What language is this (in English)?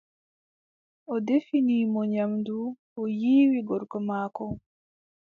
Adamawa Fulfulde